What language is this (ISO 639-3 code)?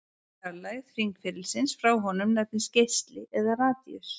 isl